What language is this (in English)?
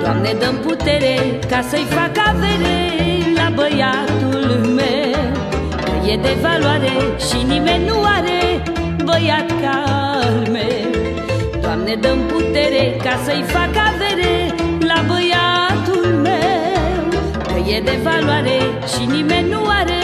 Romanian